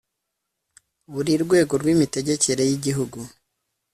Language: Kinyarwanda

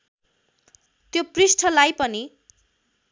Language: Nepali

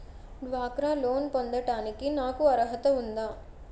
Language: Telugu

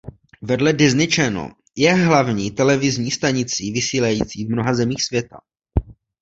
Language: Czech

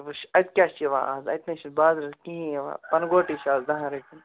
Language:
Kashmiri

